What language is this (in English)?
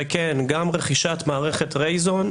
Hebrew